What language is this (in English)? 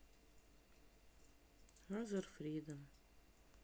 Russian